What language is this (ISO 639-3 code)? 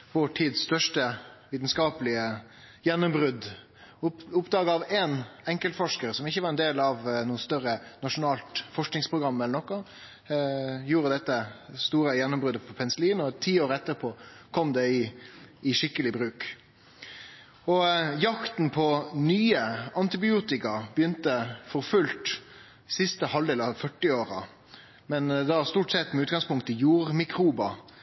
nno